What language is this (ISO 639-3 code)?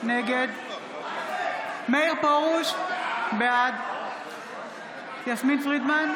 heb